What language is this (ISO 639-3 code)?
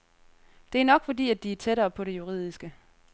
dan